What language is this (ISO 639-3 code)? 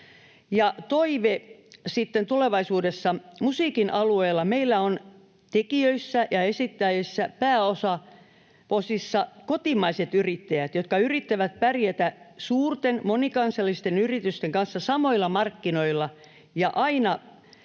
fin